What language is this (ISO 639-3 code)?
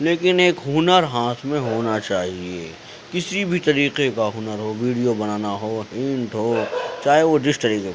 urd